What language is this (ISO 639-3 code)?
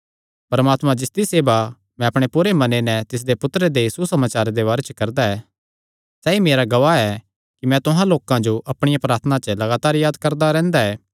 xnr